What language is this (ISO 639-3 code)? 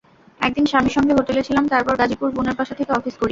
ben